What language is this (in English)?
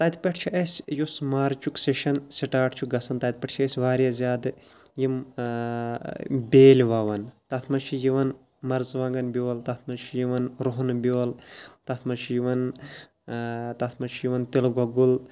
Kashmiri